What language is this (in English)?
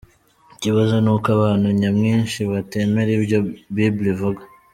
Kinyarwanda